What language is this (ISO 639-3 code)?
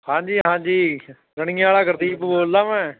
pan